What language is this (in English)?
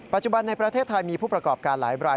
Thai